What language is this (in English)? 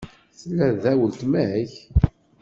Kabyle